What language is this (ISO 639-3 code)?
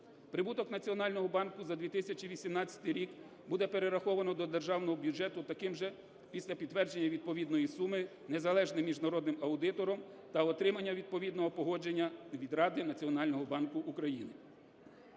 ukr